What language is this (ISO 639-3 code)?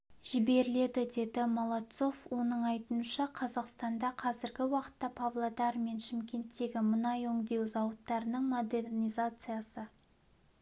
kaz